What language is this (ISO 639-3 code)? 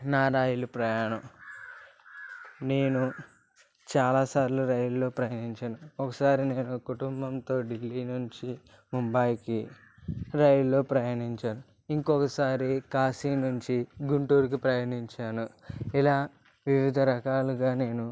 tel